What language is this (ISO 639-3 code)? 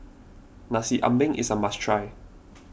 eng